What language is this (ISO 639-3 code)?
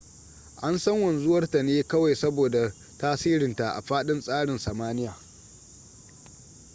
hau